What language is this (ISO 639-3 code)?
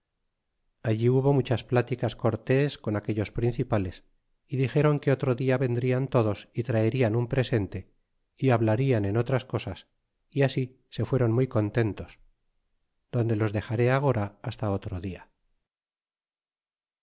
spa